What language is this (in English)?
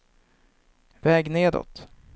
Swedish